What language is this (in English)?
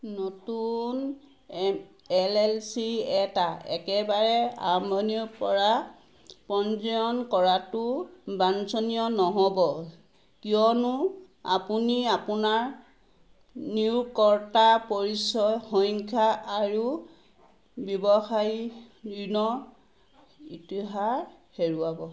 Assamese